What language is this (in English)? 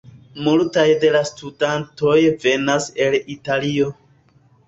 Esperanto